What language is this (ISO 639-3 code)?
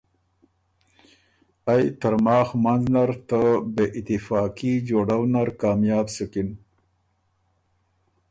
oru